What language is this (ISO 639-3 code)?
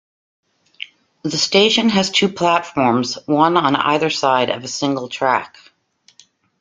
eng